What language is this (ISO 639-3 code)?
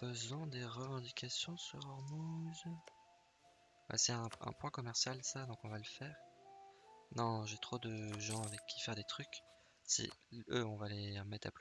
fra